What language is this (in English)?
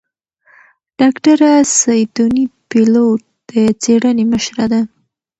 Pashto